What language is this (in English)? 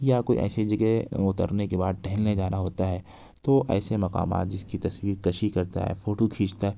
Urdu